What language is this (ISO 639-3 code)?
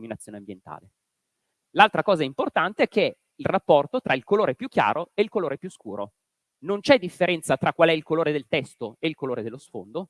ita